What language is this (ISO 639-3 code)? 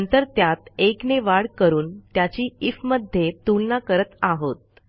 mar